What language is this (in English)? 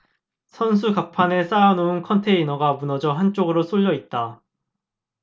Korean